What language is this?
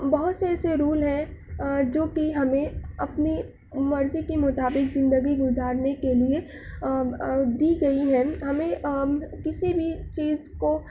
Urdu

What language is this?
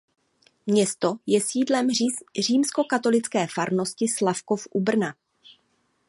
Czech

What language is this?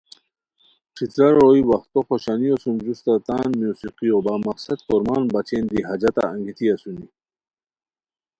Khowar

